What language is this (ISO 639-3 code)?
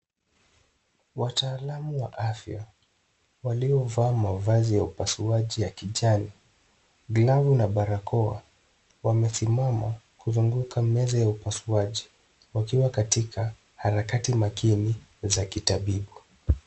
swa